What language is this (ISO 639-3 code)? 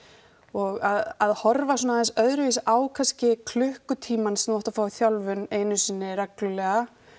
isl